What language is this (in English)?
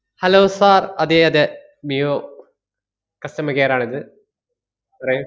Malayalam